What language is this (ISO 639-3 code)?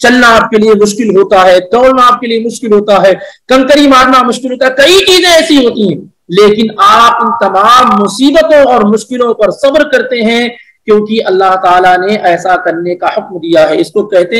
ara